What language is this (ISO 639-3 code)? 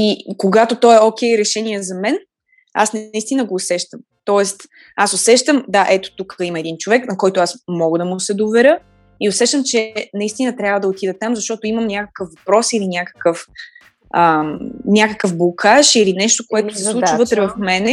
bul